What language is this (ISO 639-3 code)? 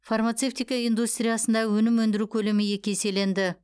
kaz